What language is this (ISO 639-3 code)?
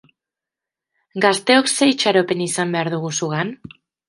eus